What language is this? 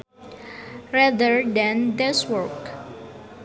Sundanese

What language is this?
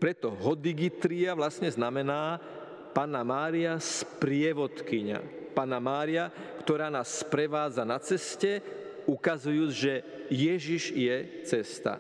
Slovak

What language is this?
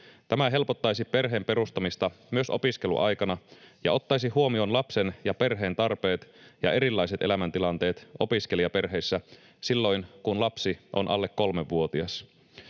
Finnish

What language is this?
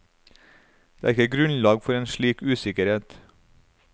Norwegian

